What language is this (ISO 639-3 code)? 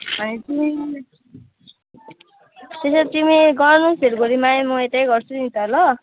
nep